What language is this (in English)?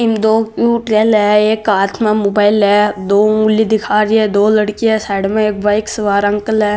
Marwari